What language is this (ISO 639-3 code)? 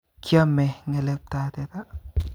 kln